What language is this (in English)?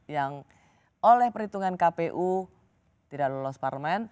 Indonesian